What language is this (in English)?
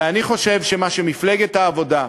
Hebrew